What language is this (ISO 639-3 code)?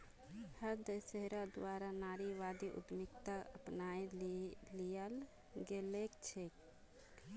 mag